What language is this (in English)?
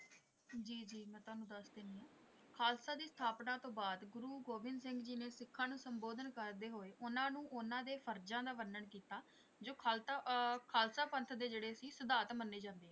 Punjabi